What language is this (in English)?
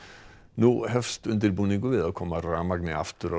Icelandic